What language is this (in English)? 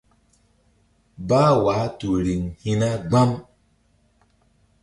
Mbum